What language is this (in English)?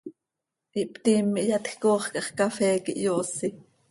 Seri